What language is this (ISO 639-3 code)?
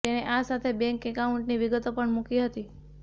guj